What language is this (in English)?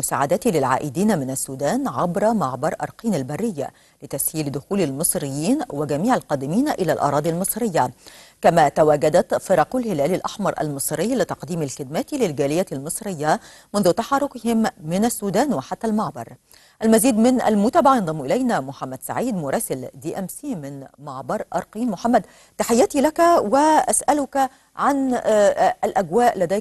Arabic